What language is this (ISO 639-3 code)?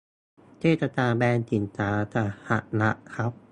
tha